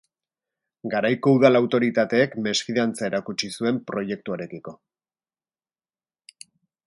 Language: Basque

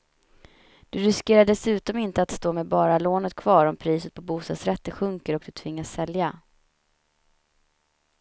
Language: Swedish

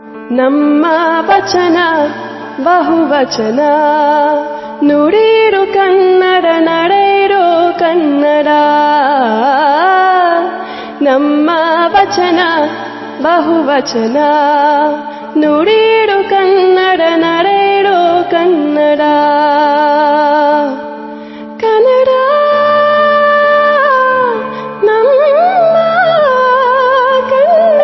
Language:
Telugu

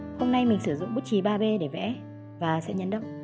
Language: Vietnamese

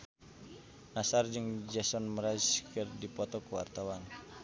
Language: Sundanese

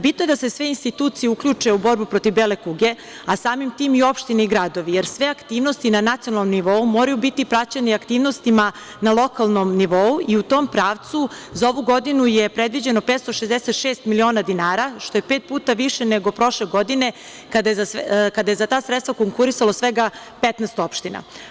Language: Serbian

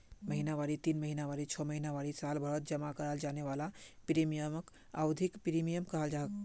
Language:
Magahi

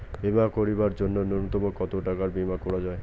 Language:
Bangla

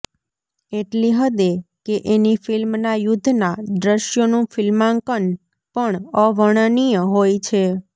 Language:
Gujarati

